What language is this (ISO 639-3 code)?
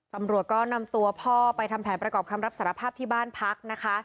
tha